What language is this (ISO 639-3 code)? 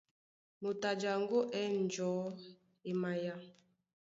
dua